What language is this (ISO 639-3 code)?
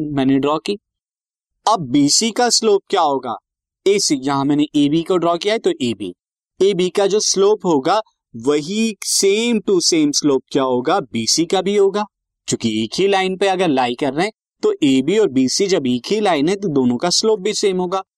hin